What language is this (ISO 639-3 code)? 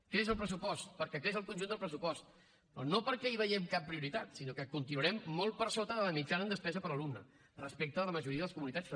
cat